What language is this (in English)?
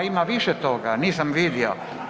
Croatian